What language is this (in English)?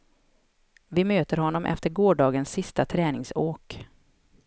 Swedish